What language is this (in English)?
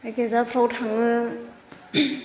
Bodo